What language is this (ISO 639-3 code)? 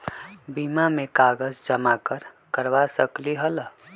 mag